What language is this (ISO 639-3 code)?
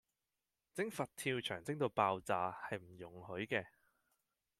yue